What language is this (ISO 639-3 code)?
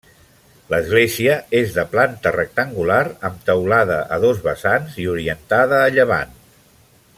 cat